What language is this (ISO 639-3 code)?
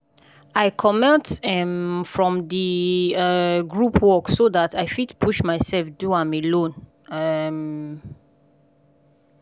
pcm